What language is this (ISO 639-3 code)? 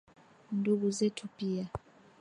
swa